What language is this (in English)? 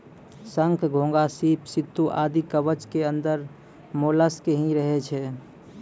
Maithili